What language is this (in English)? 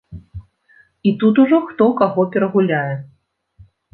Belarusian